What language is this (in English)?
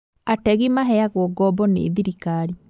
Kikuyu